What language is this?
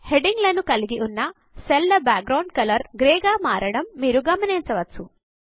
Telugu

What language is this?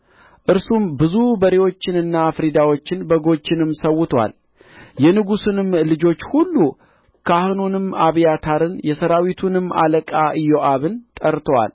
Amharic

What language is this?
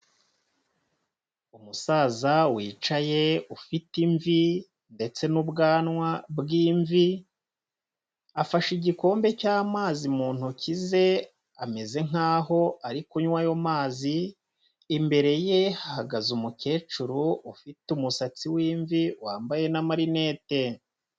Kinyarwanda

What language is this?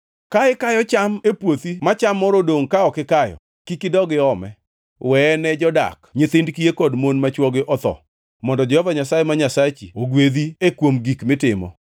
Luo (Kenya and Tanzania)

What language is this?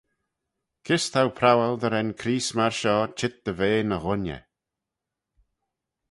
Manx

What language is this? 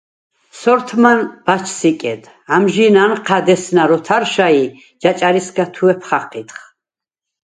Svan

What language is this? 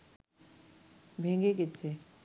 Bangla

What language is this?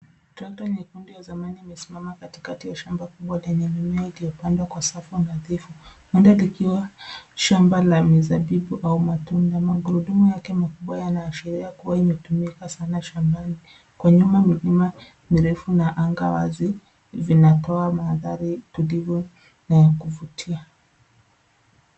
Swahili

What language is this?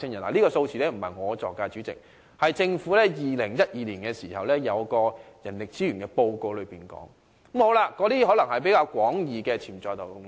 Cantonese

